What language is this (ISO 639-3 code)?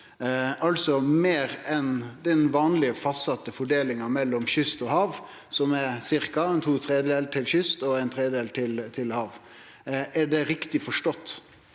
nor